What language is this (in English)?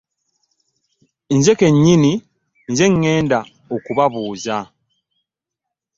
Ganda